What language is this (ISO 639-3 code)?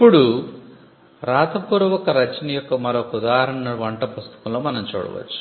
tel